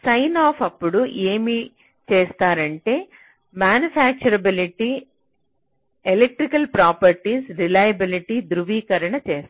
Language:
Telugu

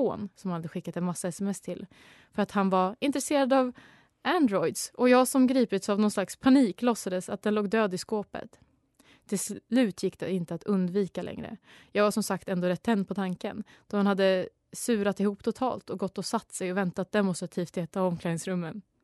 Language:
Swedish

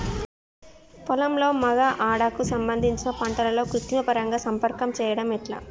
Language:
Telugu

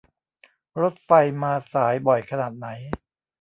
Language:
Thai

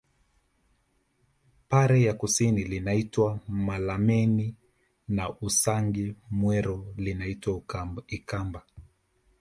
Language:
Swahili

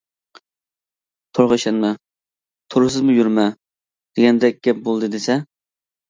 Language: Uyghur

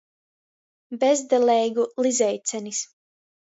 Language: Latgalian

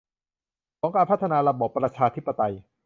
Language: Thai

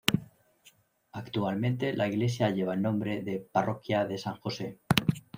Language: Spanish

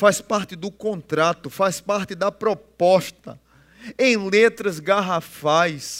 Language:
Portuguese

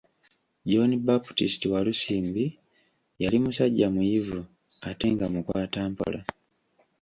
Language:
Ganda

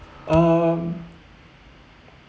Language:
English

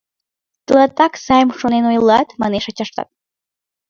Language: Mari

